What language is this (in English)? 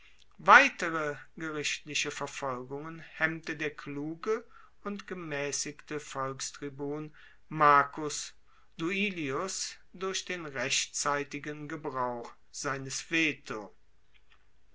German